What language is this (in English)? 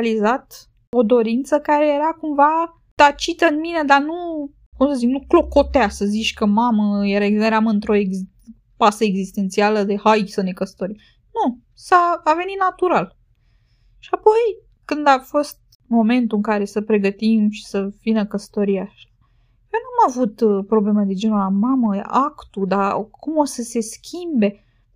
Romanian